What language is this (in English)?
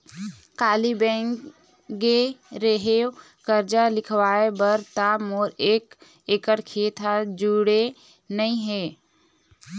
Chhattisgarhi